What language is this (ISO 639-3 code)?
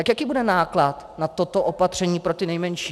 ces